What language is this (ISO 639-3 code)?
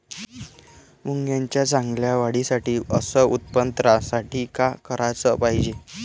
mar